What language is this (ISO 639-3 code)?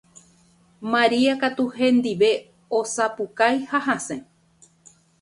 grn